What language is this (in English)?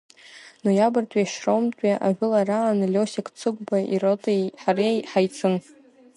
Abkhazian